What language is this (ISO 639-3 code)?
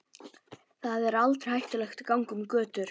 isl